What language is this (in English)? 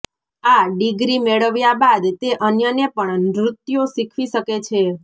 Gujarati